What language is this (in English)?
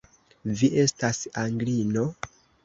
Esperanto